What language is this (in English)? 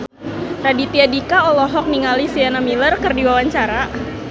Sundanese